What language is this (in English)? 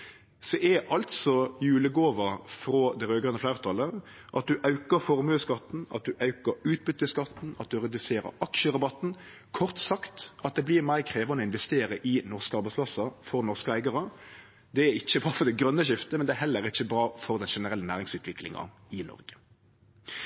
Norwegian Nynorsk